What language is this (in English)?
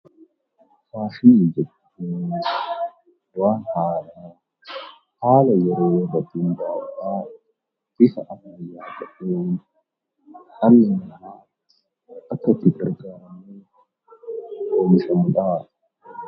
Oromo